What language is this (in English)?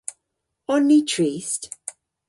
Cornish